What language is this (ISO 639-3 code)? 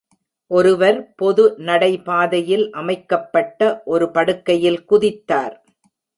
tam